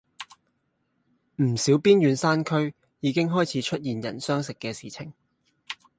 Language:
Cantonese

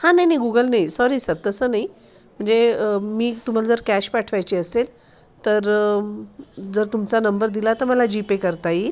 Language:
Marathi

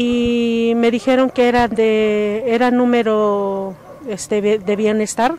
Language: Spanish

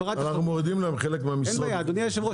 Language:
Hebrew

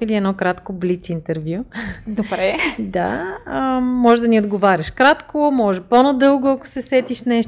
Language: Bulgarian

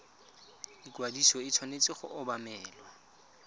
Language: Tswana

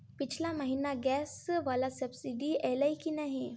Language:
Maithili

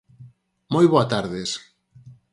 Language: Galician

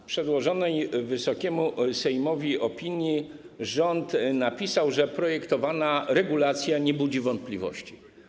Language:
Polish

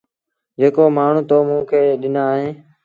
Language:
Sindhi Bhil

